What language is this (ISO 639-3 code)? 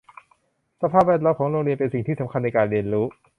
tha